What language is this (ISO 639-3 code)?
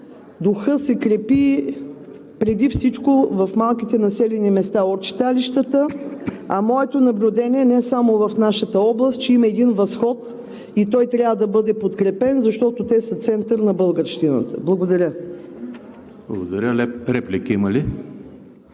bul